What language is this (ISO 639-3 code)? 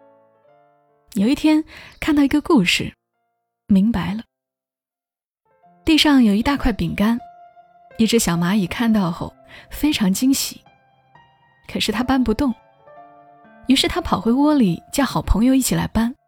zho